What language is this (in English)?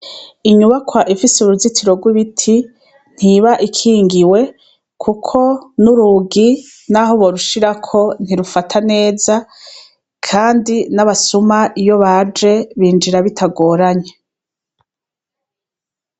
Rundi